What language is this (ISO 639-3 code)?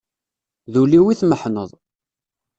kab